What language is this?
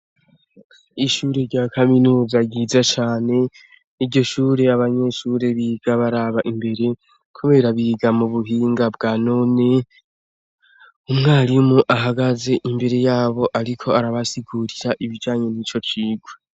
Rundi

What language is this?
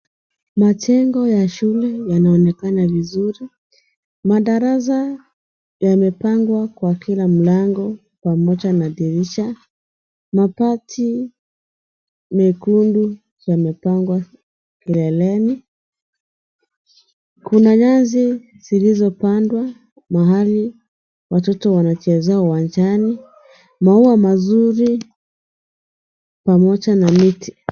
Swahili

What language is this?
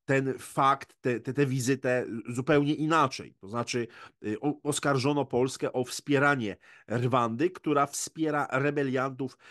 Polish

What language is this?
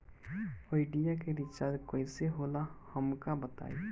Bhojpuri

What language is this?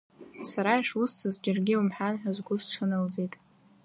Abkhazian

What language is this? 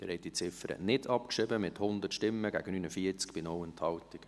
Swiss German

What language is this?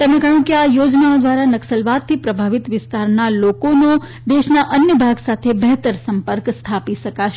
Gujarati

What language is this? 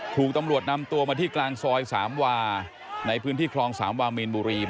Thai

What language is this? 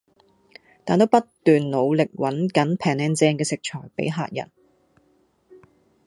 Cantonese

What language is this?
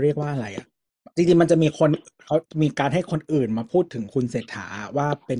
Thai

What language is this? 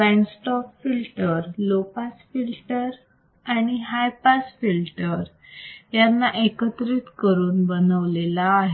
Marathi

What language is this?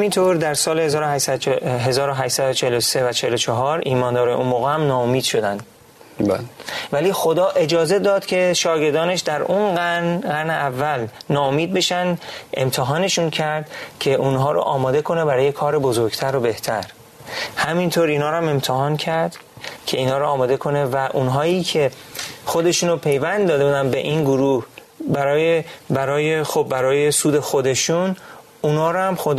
Persian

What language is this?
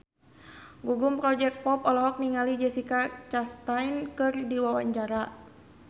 Sundanese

